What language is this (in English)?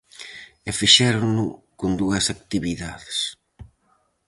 Galician